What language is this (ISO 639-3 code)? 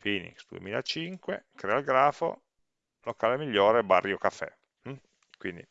ita